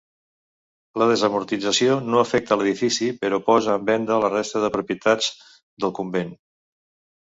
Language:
Catalan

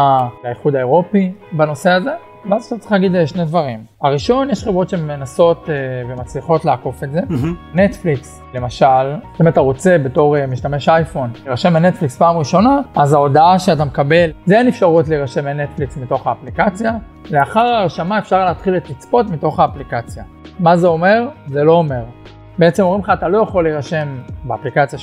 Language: Hebrew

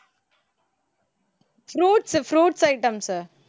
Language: Tamil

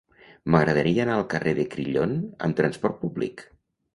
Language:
Catalan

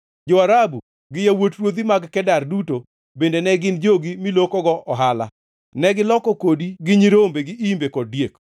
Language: Luo (Kenya and Tanzania)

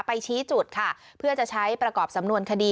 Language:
Thai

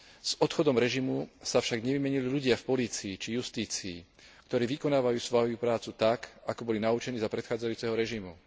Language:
Slovak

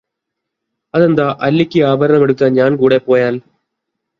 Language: Malayalam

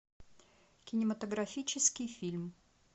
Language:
Russian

